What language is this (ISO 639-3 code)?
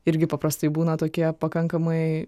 lit